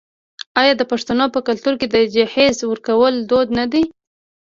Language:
Pashto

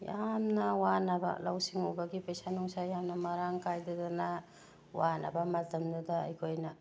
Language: Manipuri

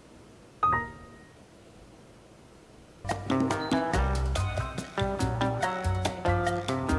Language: Korean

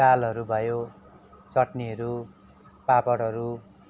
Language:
Nepali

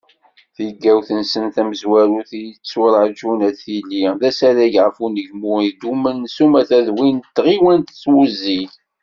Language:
Kabyle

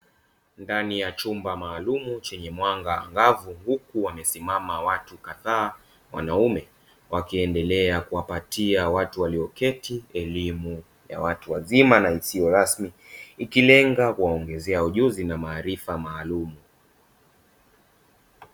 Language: Swahili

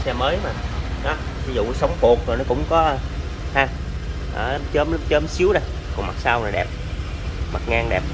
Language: Vietnamese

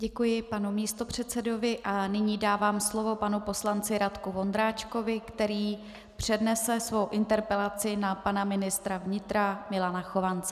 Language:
Czech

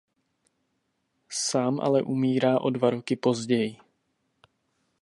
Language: Czech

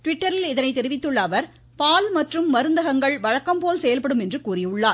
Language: Tamil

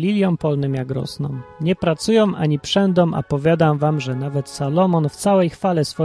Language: Polish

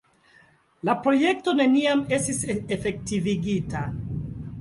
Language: Esperanto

